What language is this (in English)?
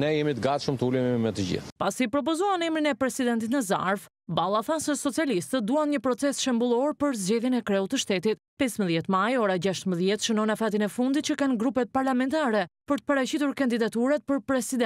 Romanian